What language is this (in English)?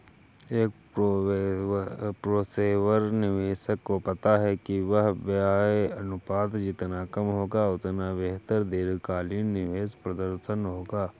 Hindi